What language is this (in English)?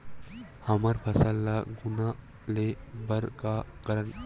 Chhattisgarhi